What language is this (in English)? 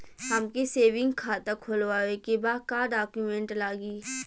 Bhojpuri